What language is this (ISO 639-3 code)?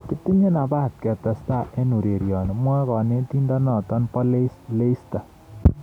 kln